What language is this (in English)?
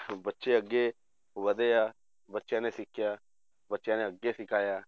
Punjabi